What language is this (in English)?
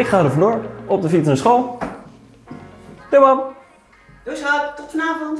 Dutch